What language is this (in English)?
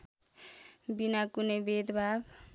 Nepali